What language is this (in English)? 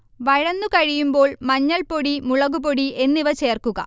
Malayalam